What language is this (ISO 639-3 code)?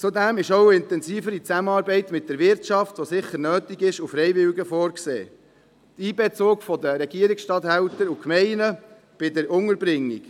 gsw